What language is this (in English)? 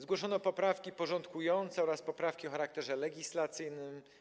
Polish